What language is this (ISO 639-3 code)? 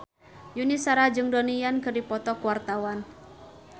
sun